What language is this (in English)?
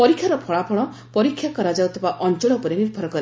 Odia